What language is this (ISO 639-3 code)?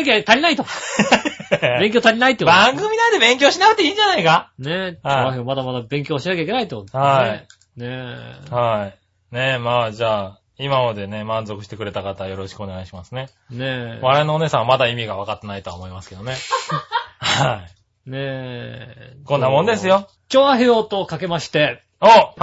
jpn